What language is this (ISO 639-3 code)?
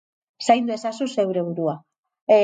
eus